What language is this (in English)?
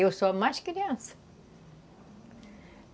Portuguese